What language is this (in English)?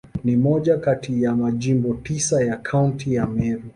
Swahili